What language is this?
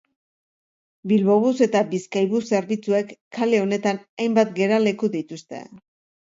Basque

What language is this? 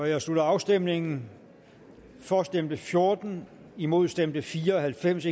Danish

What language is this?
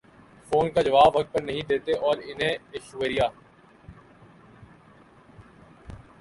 Urdu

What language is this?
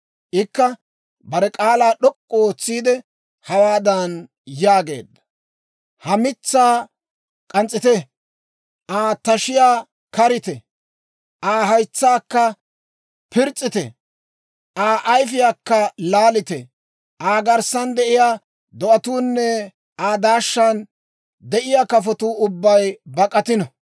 Dawro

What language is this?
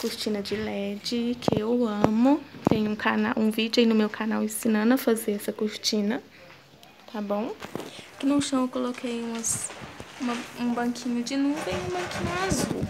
Portuguese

